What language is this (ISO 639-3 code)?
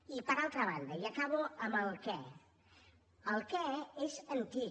cat